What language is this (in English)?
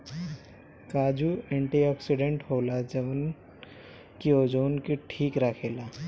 Bhojpuri